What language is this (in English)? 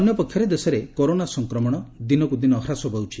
Odia